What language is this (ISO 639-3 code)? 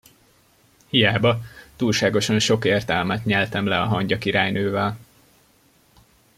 hun